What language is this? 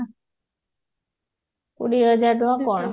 Odia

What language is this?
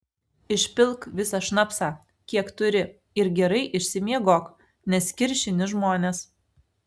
Lithuanian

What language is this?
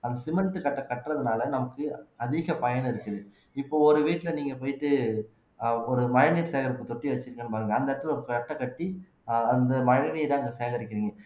Tamil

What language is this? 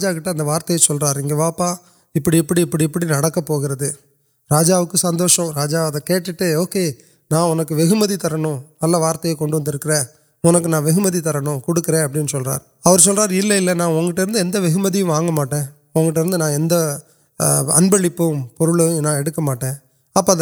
Urdu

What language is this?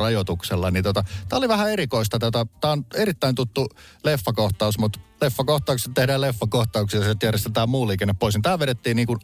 Finnish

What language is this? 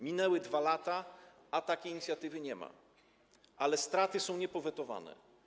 Polish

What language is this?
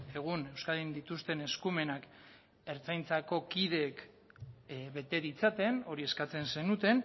Basque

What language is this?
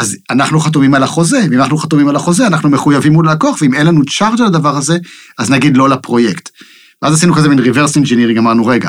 Hebrew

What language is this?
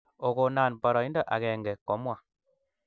Kalenjin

